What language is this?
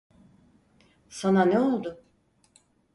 Turkish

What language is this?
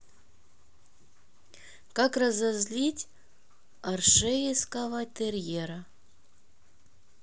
Russian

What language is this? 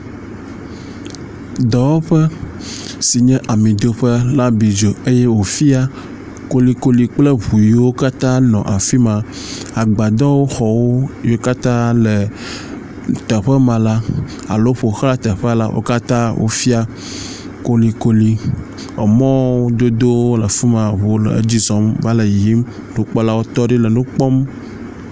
Ewe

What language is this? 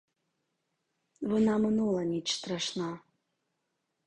Ukrainian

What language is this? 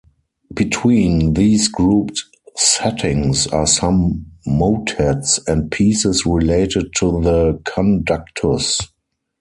English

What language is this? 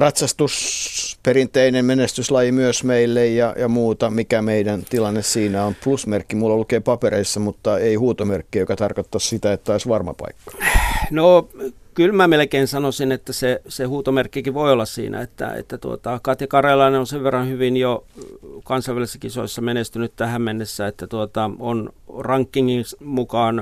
Finnish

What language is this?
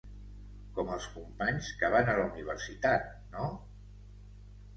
Catalan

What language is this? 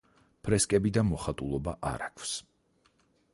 Georgian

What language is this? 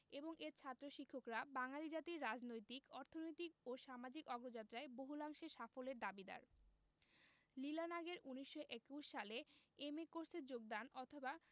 Bangla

